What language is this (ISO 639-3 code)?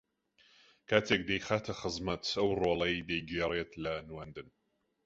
ckb